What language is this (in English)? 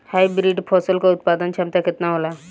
Bhojpuri